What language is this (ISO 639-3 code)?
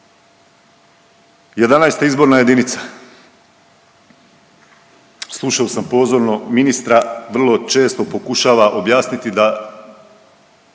hrv